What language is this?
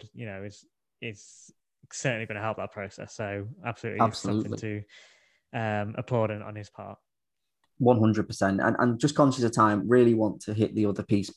English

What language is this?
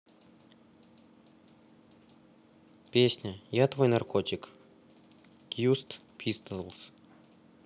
Russian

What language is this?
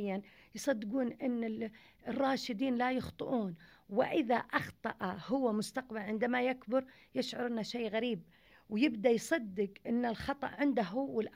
Arabic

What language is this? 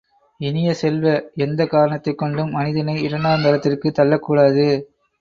Tamil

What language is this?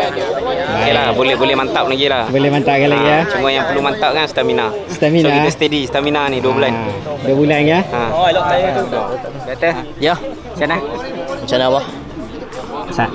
Malay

